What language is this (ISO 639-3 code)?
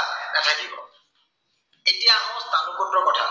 asm